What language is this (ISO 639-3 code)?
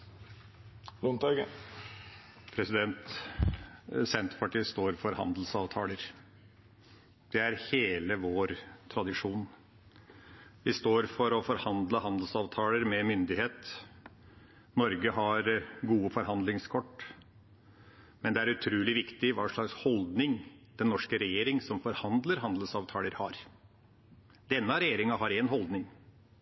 nob